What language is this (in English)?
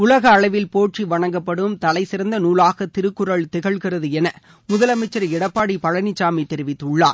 Tamil